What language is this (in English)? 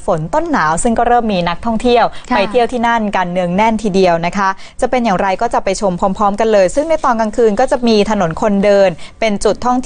Thai